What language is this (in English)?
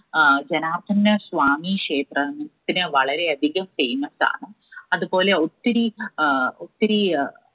Malayalam